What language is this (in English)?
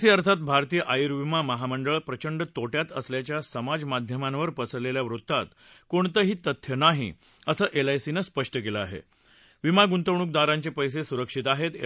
Marathi